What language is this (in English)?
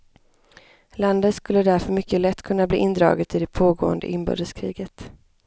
Swedish